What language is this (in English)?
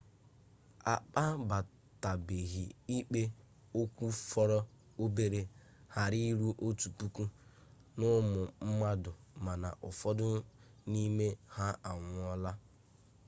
Igbo